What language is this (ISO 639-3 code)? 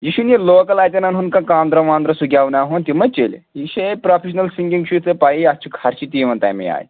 kas